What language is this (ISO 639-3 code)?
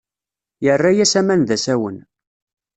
kab